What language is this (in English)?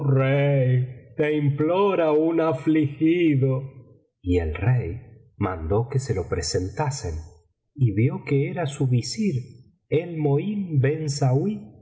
Spanish